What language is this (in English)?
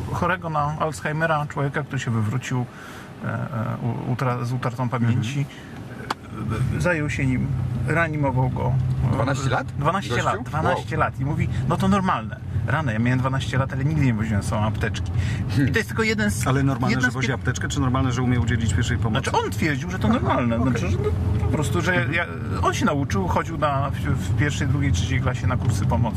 Polish